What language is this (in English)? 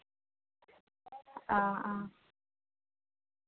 Santali